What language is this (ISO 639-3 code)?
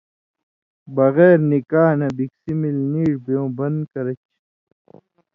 mvy